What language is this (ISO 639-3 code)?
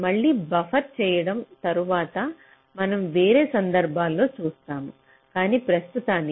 tel